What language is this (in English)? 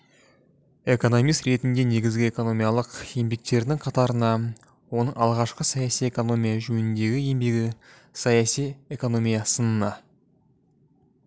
Kazakh